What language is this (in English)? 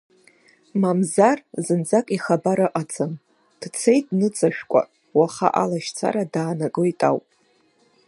Abkhazian